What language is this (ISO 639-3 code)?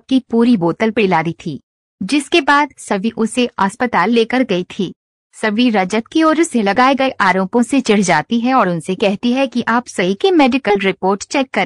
hin